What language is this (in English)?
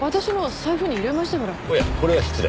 Japanese